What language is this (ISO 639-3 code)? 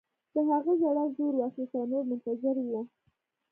pus